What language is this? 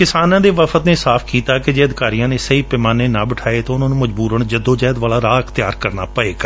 Punjabi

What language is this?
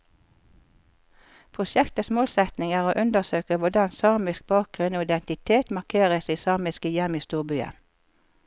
Norwegian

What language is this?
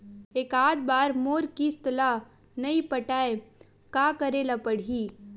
Chhattisgarhi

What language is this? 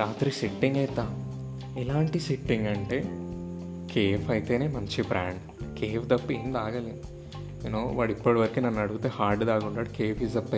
Telugu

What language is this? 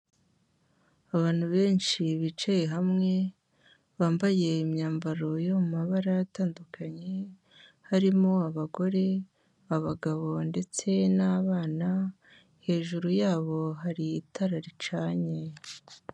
Kinyarwanda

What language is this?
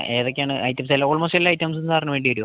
Malayalam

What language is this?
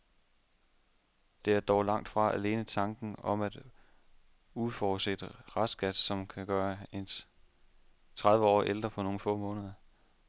Danish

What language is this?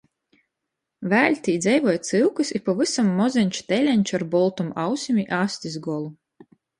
Latgalian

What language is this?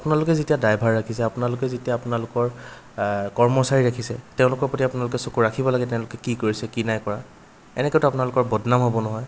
Assamese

